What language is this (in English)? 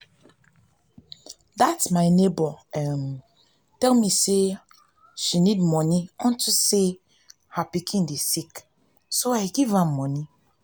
Nigerian Pidgin